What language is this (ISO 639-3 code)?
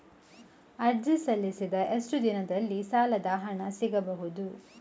kan